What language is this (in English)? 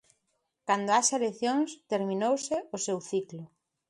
Galician